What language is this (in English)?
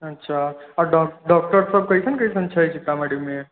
Maithili